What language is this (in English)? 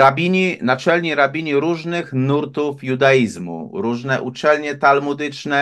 Polish